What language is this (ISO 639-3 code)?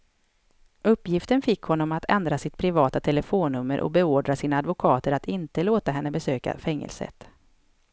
swe